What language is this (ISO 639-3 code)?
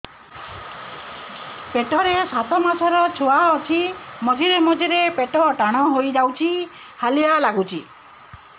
ori